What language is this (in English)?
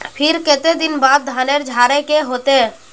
Magahi